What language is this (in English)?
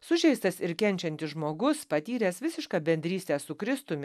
Lithuanian